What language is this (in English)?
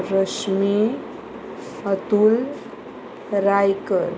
Konkani